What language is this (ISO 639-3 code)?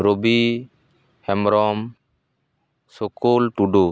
sat